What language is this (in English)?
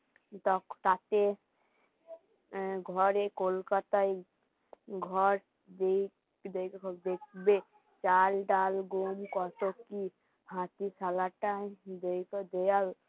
Bangla